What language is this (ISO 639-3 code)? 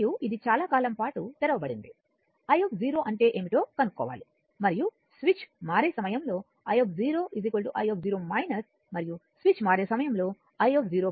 tel